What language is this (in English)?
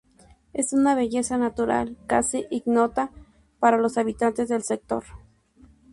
Spanish